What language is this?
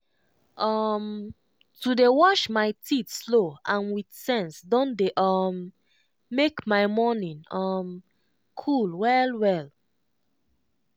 Nigerian Pidgin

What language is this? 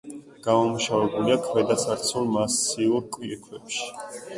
Georgian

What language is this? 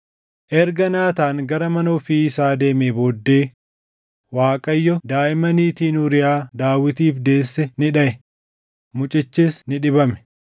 Oromo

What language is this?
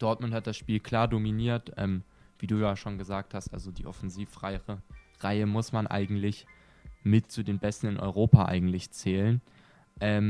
German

